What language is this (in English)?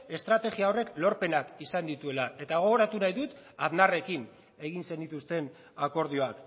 Basque